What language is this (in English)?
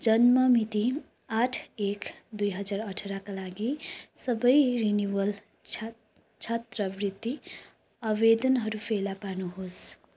Nepali